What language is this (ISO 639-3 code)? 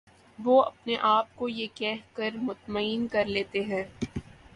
urd